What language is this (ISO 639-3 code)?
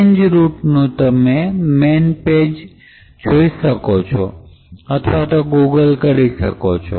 guj